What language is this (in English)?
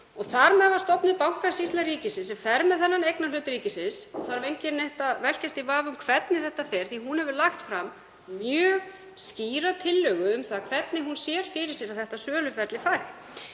Icelandic